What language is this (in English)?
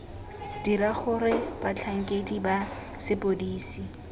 Tswana